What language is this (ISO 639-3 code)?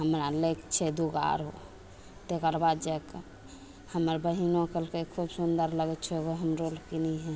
mai